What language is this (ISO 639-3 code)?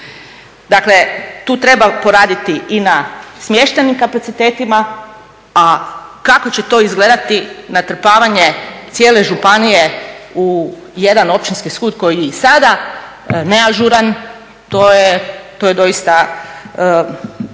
hrv